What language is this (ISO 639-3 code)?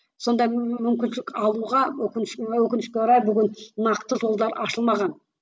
kaz